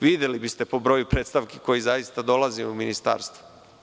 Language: Serbian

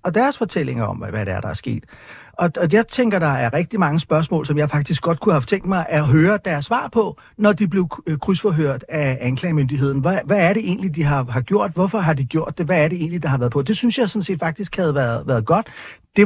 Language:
Danish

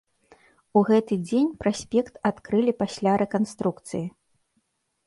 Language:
Belarusian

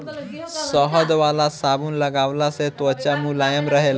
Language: Bhojpuri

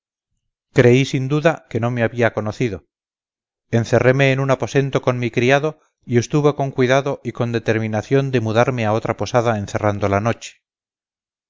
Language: Spanish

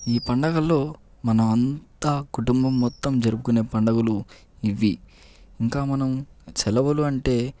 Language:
Telugu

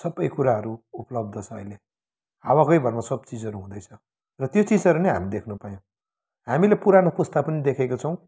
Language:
Nepali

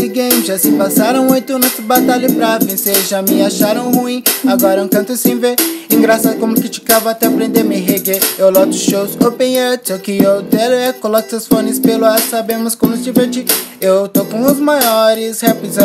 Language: Portuguese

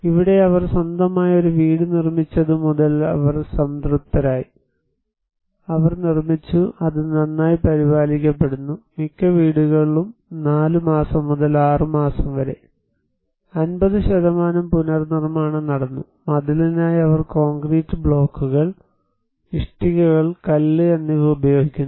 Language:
Malayalam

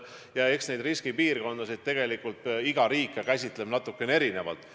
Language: Estonian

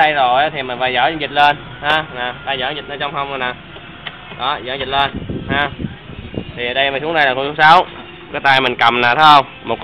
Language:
Vietnamese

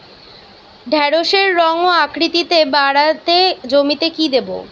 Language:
Bangla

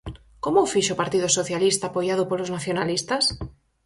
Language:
Galician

